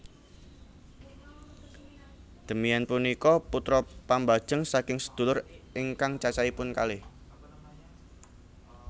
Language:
Javanese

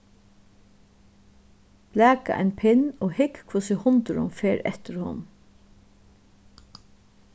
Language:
Faroese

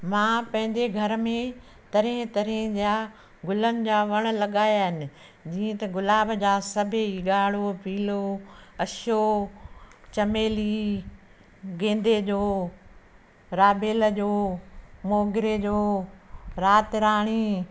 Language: Sindhi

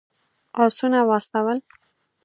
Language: Pashto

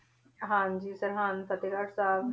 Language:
Punjabi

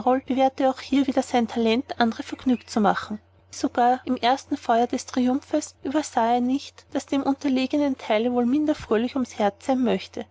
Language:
German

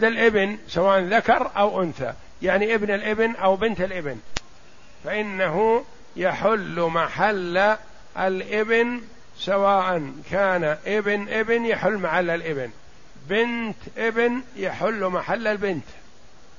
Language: Arabic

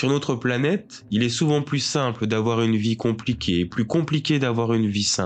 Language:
French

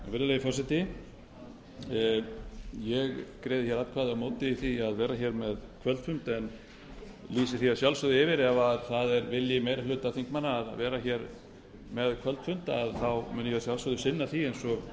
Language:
Icelandic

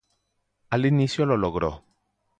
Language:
Spanish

